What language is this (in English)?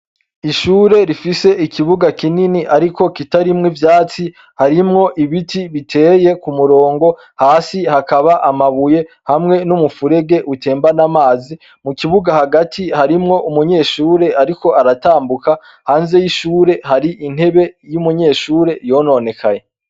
Rundi